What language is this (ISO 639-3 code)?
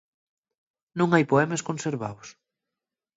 ast